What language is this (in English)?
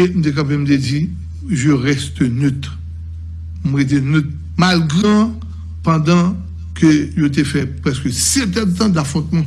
French